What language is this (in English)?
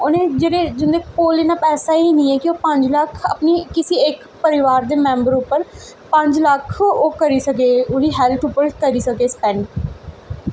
Dogri